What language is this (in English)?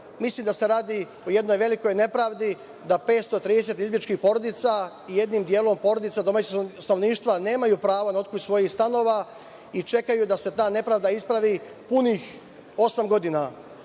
Serbian